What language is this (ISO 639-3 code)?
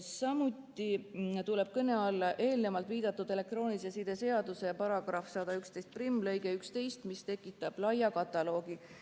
est